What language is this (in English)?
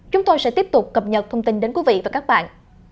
Vietnamese